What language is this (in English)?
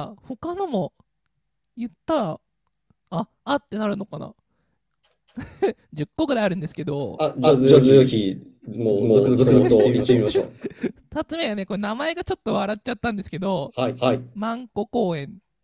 Japanese